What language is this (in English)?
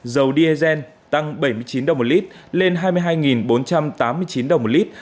Vietnamese